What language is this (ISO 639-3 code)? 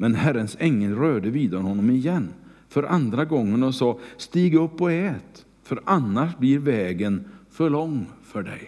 swe